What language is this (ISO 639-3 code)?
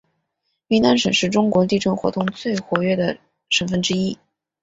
zho